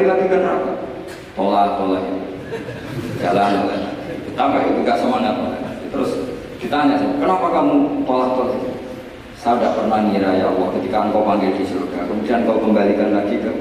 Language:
Indonesian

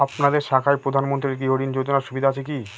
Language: Bangla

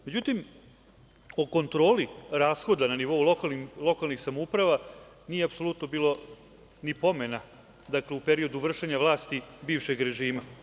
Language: Serbian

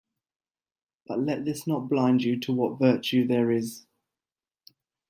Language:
English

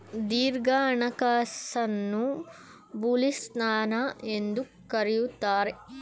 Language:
Kannada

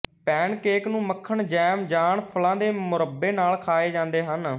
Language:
Punjabi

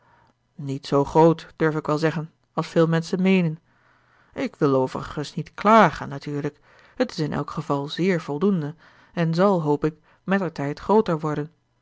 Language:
Dutch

